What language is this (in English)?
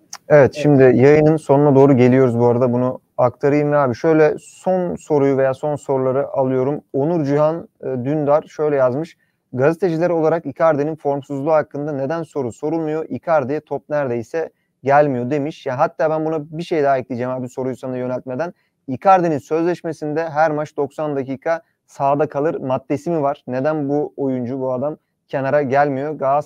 Turkish